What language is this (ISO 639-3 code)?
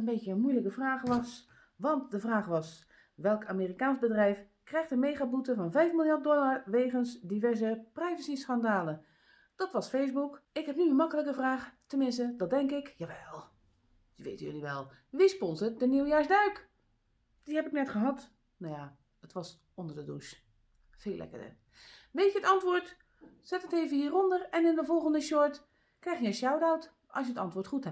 nld